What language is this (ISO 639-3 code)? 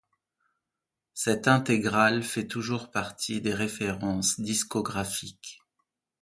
fra